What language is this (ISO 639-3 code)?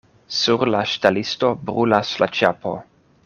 epo